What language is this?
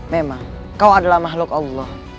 Indonesian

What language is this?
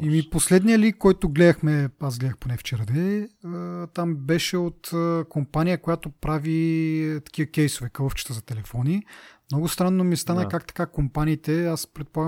Bulgarian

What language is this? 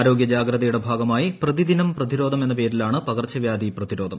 Malayalam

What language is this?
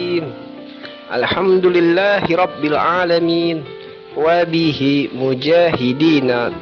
Indonesian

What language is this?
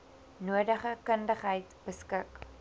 Afrikaans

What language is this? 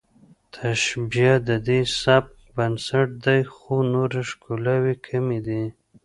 Pashto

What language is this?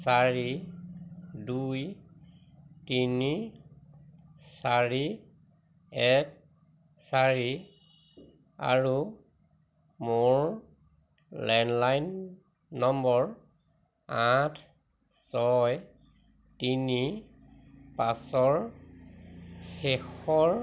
Assamese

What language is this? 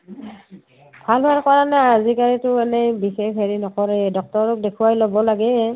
Assamese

